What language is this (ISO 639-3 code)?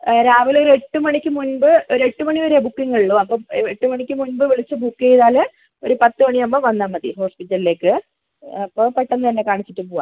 mal